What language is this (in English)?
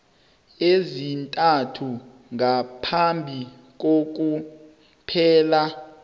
South Ndebele